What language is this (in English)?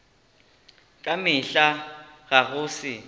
Northern Sotho